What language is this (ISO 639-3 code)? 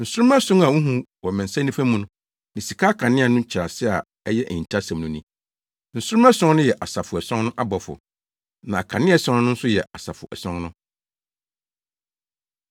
aka